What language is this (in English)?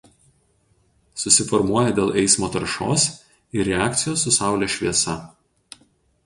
Lithuanian